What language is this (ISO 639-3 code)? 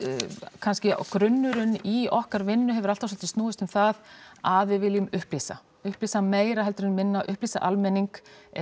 isl